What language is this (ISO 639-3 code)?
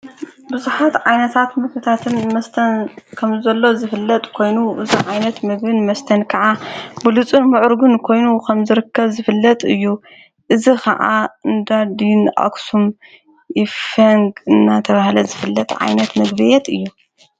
tir